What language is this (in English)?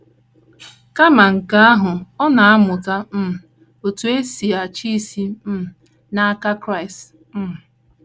Igbo